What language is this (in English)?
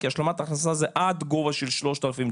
Hebrew